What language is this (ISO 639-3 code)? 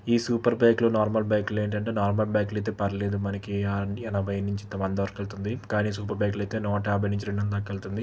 tel